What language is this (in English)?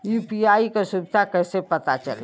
Bhojpuri